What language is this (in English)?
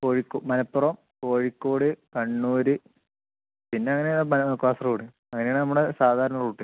Malayalam